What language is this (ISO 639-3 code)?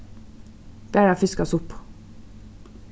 fao